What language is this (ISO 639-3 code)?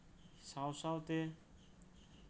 sat